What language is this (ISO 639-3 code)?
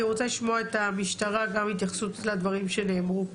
heb